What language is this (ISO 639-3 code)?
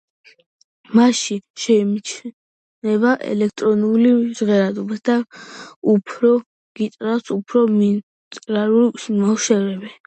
kat